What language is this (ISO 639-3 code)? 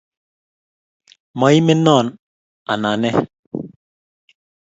kln